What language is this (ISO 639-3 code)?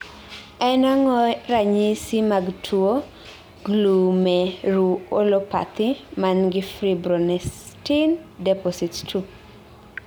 luo